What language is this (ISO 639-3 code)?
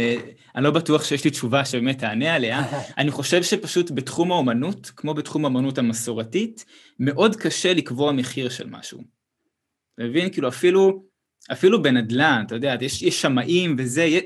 heb